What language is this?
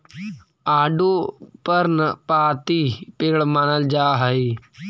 Magahi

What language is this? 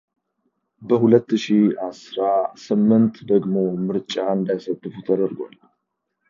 Amharic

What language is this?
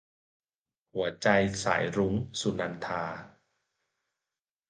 Thai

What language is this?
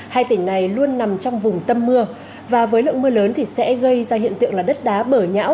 Vietnamese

